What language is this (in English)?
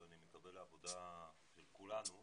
Hebrew